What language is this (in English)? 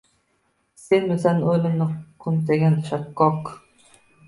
Uzbek